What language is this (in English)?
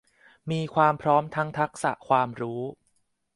Thai